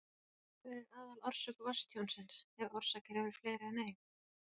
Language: Icelandic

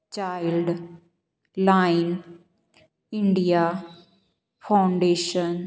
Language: Punjabi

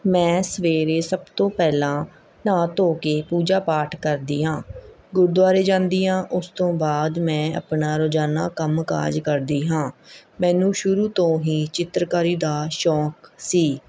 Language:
Punjabi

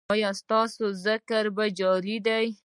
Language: Pashto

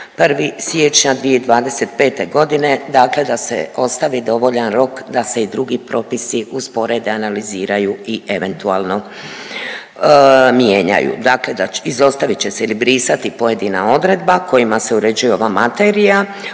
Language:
Croatian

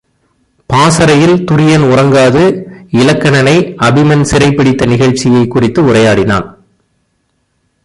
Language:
Tamil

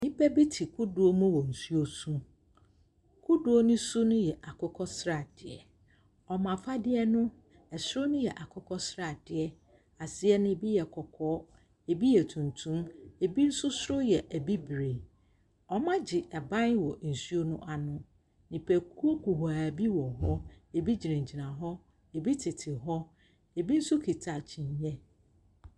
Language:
Akan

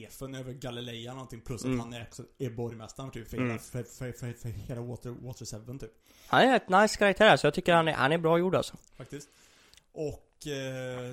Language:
Swedish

